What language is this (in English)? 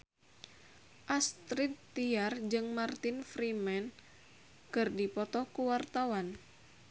Sundanese